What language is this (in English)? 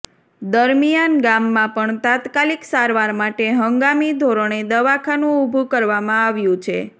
Gujarati